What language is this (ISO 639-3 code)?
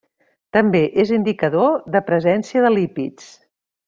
cat